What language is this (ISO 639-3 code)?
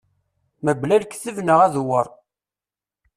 kab